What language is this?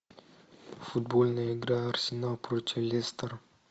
Russian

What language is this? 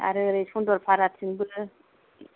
Bodo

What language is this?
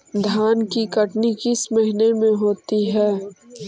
Magahi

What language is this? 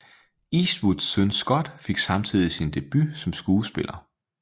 Danish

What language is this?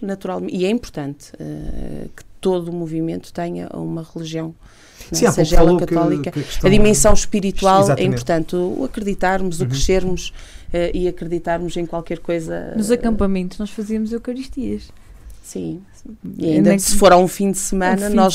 Portuguese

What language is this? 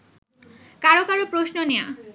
Bangla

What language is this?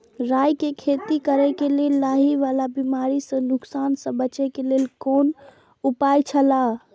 Maithili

